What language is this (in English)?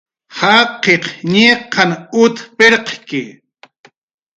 Jaqaru